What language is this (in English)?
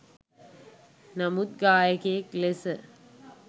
Sinhala